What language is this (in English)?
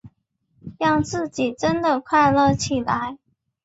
Chinese